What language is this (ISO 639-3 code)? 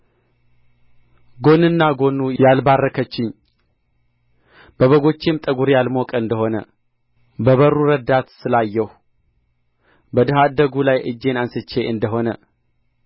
amh